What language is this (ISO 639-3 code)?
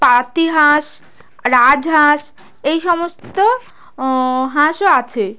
ben